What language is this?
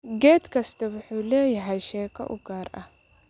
Somali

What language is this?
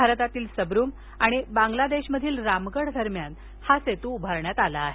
Marathi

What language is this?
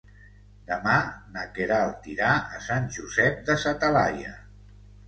Catalan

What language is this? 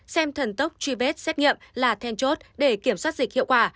Vietnamese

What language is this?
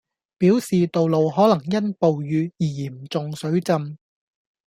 Cantonese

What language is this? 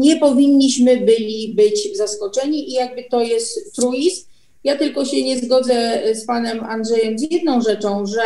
Polish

